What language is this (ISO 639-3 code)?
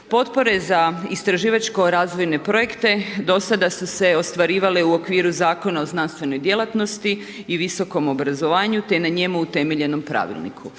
hrv